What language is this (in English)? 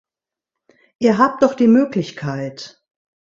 German